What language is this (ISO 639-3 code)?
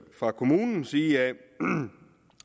dan